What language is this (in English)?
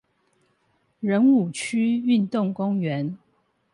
Chinese